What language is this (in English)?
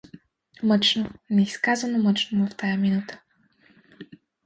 Bulgarian